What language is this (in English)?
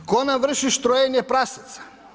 Croatian